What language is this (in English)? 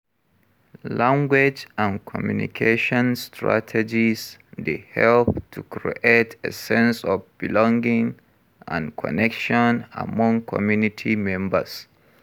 Nigerian Pidgin